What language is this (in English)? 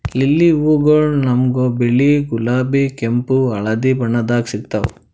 Kannada